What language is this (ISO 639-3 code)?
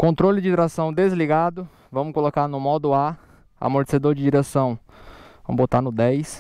por